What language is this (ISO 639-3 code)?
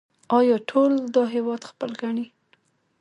pus